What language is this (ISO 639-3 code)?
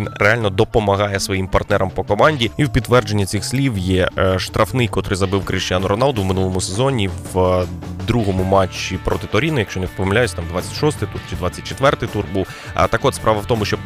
ukr